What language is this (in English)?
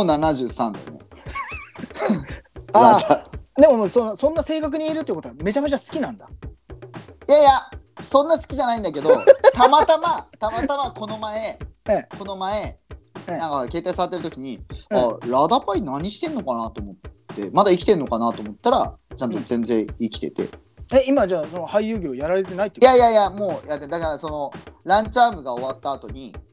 Japanese